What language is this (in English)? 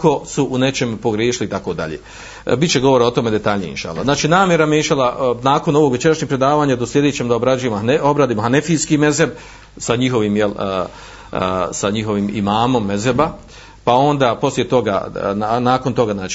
Croatian